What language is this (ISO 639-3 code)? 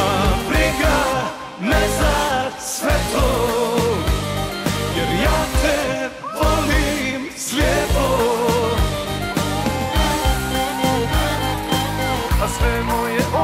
ron